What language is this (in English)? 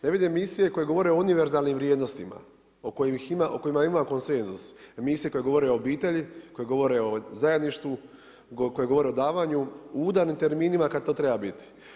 Croatian